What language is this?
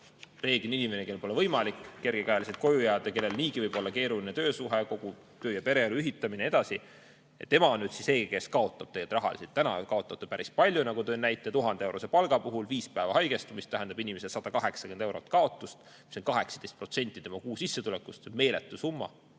Estonian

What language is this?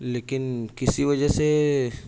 Urdu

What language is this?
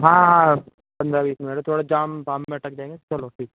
Hindi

